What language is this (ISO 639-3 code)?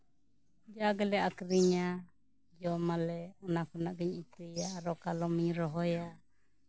sat